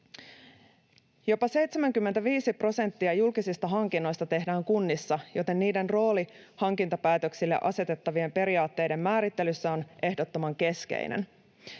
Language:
Finnish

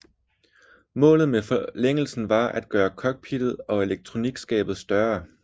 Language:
Danish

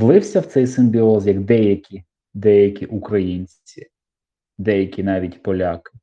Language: Ukrainian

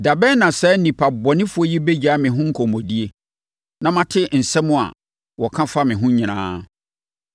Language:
Akan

